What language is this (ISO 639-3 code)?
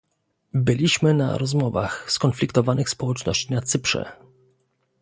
pol